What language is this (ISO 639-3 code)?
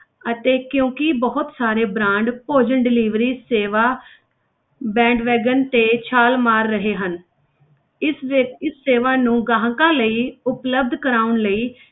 pan